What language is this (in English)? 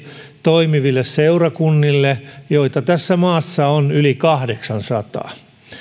Finnish